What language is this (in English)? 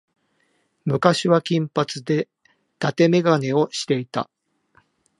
Japanese